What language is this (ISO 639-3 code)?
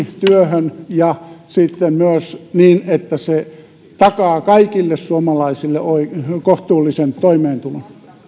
fin